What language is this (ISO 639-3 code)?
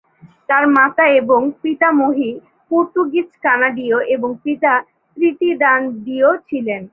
ben